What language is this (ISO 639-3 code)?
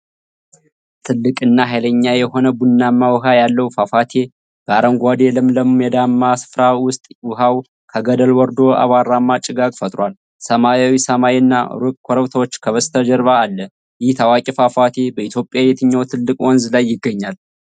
amh